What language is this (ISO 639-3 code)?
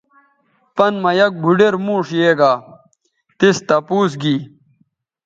btv